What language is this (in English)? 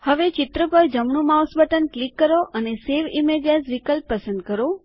Gujarati